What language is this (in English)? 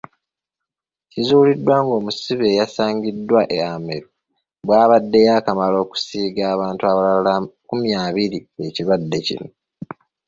Ganda